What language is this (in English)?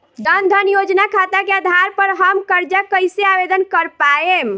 Bhojpuri